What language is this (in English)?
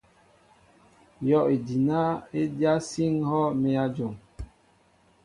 Mbo (Cameroon)